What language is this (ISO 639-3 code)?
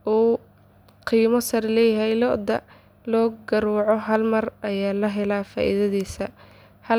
som